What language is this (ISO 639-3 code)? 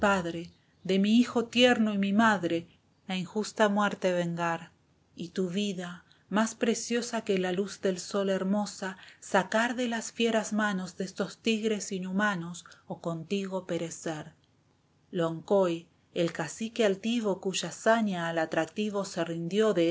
spa